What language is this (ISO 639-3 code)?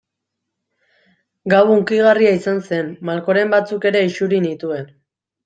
eus